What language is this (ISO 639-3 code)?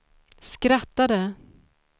swe